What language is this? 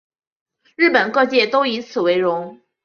Chinese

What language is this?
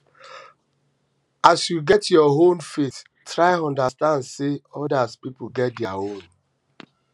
Nigerian Pidgin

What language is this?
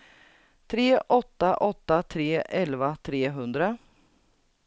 Swedish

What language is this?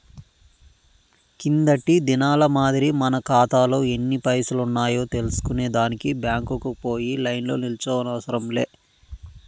Telugu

